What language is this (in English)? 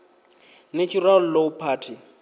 Venda